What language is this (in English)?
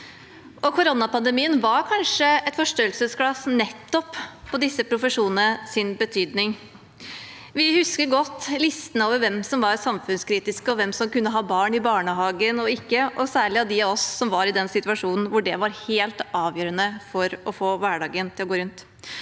Norwegian